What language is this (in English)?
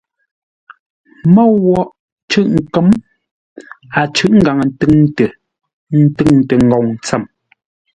Ngombale